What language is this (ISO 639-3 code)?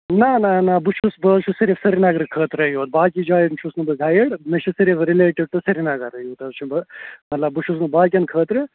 kas